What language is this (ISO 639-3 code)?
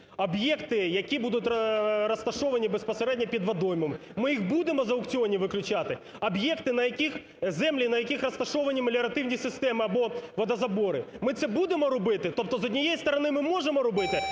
ukr